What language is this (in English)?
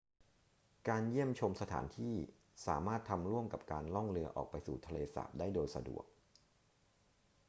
Thai